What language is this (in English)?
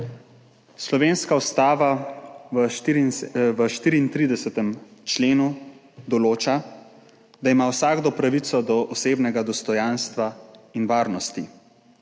Slovenian